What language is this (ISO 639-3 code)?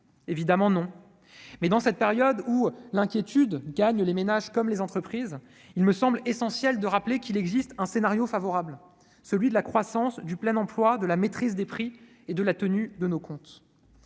fra